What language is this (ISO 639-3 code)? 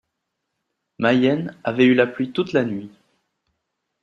fra